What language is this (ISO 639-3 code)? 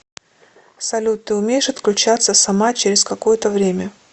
rus